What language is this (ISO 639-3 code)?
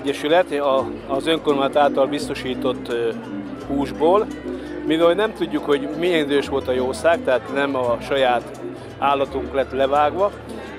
hun